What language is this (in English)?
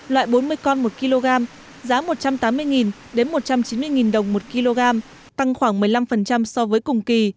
Vietnamese